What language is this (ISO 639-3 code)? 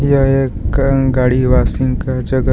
hin